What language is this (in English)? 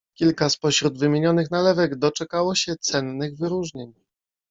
Polish